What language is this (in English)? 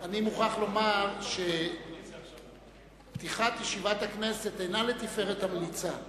Hebrew